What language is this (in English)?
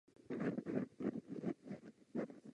Czech